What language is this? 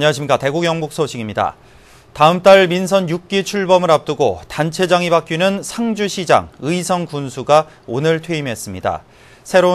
Korean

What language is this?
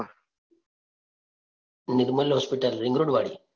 Gujarati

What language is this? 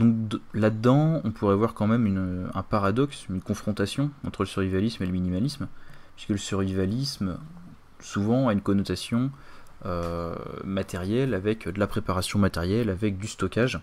French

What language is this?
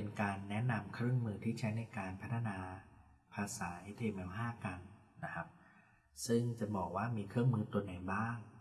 Thai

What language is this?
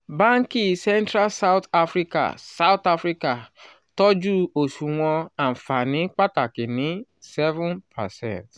Yoruba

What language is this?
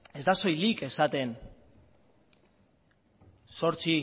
Basque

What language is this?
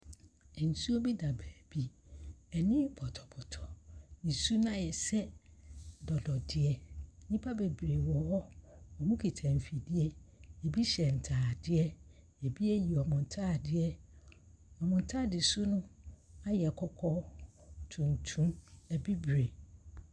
Akan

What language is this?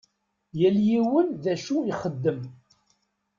Kabyle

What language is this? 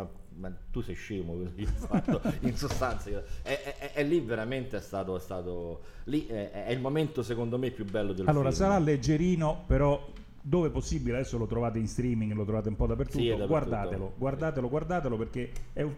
Italian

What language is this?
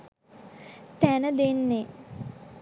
Sinhala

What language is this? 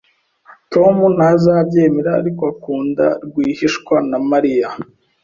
Kinyarwanda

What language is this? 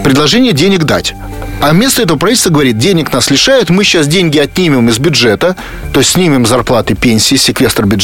Russian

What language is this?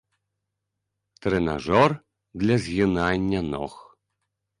Belarusian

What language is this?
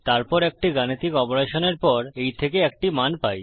Bangla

